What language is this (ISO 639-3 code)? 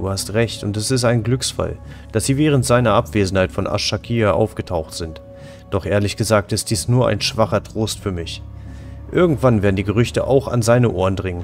deu